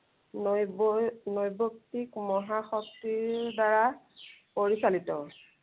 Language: Assamese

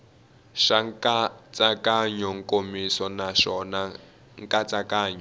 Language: Tsonga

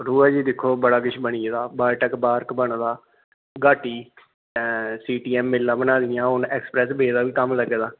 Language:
Dogri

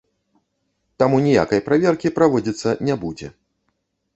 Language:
Belarusian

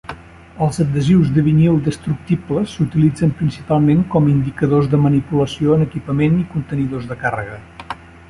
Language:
Catalan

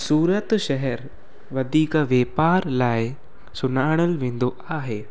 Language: Sindhi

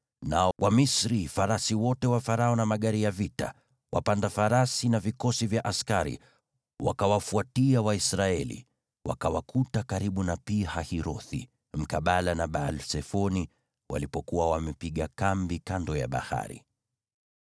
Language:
Swahili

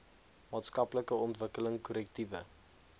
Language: Afrikaans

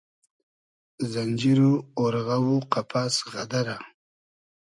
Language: Hazaragi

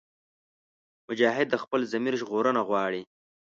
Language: Pashto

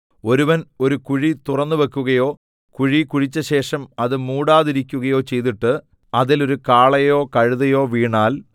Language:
Malayalam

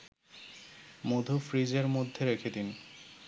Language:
Bangla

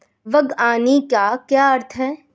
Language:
Hindi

